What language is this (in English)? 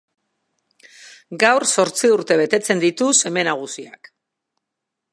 Basque